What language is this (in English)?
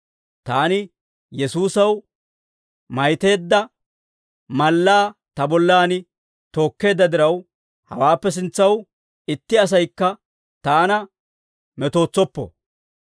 Dawro